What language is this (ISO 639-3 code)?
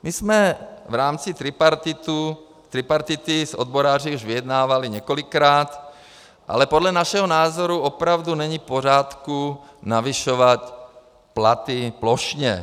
ces